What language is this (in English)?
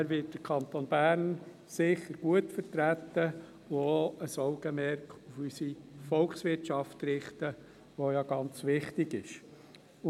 Swiss German